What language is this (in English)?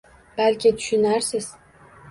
Uzbek